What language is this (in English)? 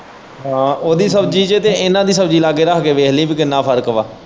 Punjabi